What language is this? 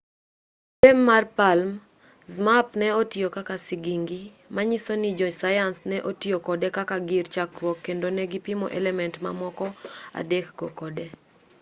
Luo (Kenya and Tanzania)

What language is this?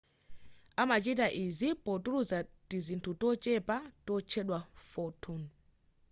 Nyanja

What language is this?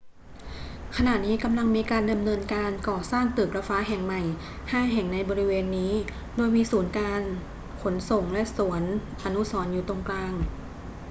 Thai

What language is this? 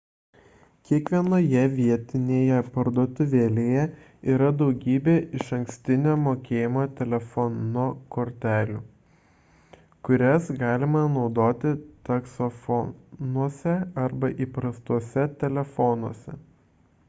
Lithuanian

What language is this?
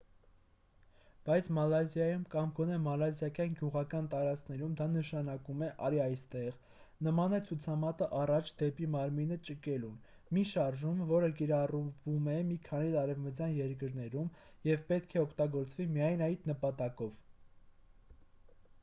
Armenian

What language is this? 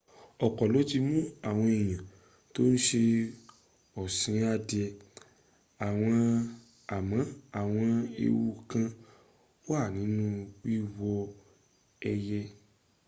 Yoruba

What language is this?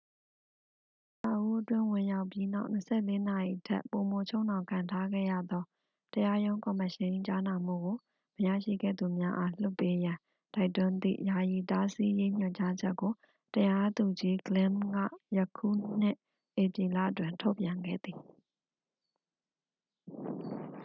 Burmese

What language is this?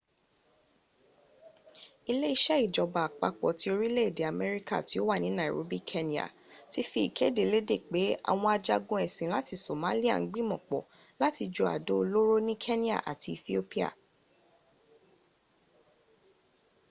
Yoruba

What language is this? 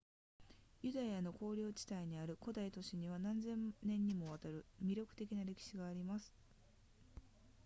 Japanese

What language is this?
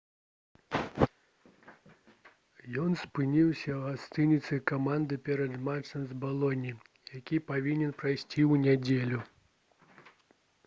Belarusian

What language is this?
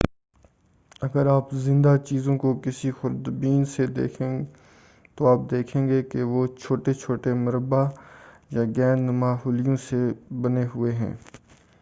Urdu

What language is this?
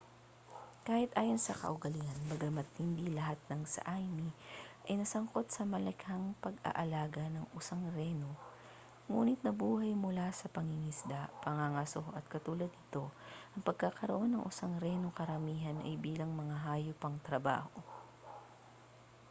Filipino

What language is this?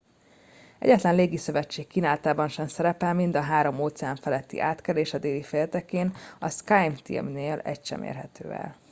Hungarian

